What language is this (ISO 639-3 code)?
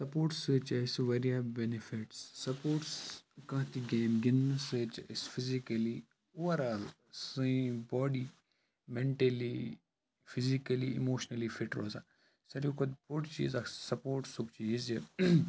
kas